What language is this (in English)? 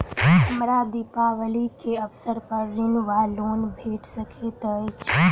Maithili